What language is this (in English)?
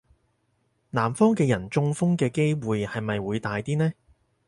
Cantonese